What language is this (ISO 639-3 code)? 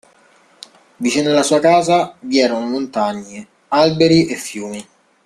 ita